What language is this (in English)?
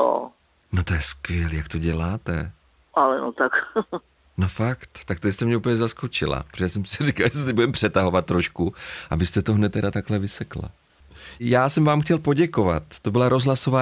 Czech